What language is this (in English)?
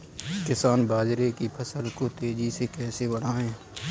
Hindi